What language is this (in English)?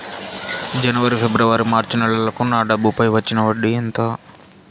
Telugu